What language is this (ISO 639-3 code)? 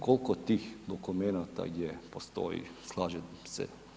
hrv